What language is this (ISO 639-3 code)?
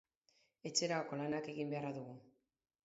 eus